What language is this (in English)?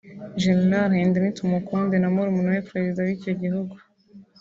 Kinyarwanda